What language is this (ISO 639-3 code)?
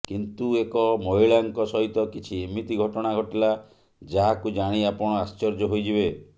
ori